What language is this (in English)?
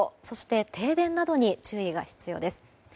Japanese